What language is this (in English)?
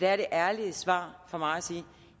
Danish